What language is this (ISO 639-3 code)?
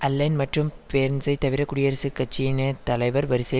tam